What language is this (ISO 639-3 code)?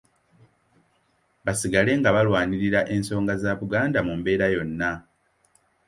lug